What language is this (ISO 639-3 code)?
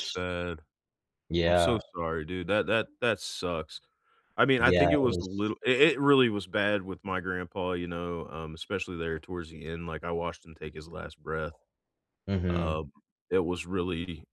eng